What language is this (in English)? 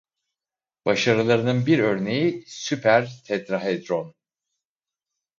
Turkish